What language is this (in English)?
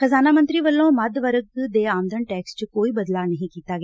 Punjabi